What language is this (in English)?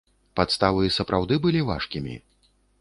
Belarusian